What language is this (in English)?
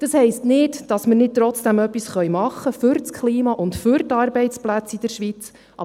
Swiss German